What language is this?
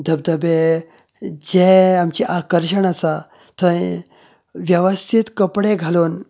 Konkani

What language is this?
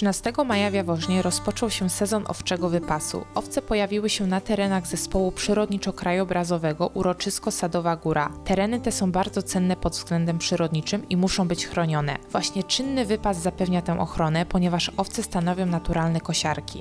Polish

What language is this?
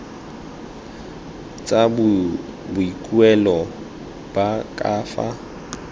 Tswana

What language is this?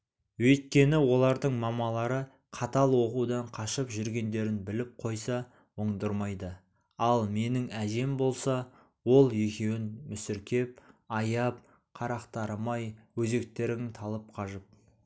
Kazakh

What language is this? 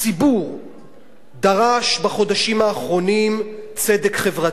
Hebrew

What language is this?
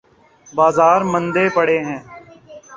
Urdu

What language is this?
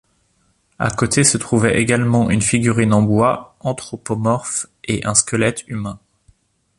French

